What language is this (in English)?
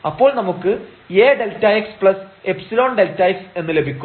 Malayalam